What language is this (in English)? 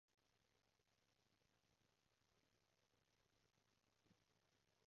Cantonese